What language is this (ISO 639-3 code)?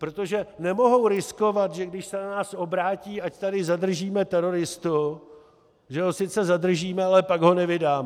ces